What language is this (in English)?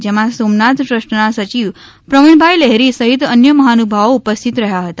Gujarati